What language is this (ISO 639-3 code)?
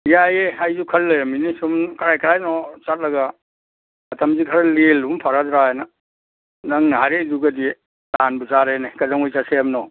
mni